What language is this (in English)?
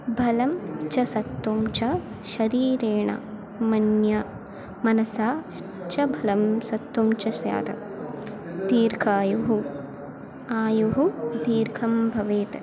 Sanskrit